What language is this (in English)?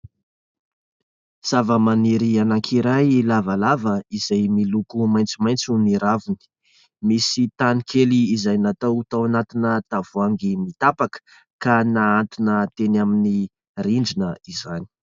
Malagasy